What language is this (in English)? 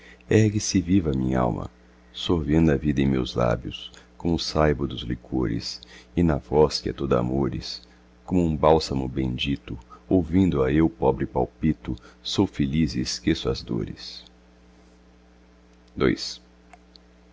Portuguese